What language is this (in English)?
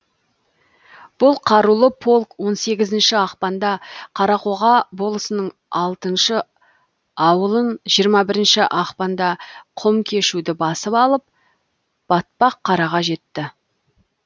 Kazakh